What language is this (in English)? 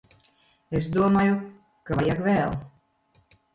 Latvian